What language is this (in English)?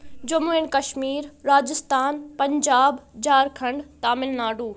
Kashmiri